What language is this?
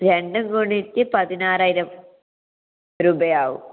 Malayalam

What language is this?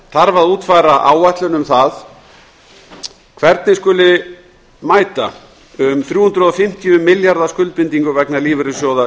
Icelandic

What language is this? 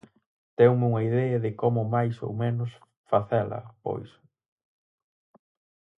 Galician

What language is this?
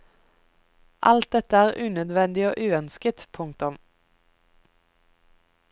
Norwegian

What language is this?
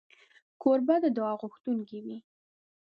Pashto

